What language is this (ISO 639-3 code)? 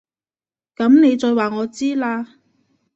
yue